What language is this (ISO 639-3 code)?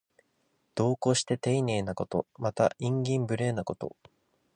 jpn